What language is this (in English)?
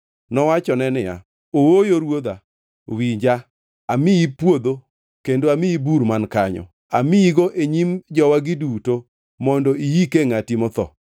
Luo (Kenya and Tanzania)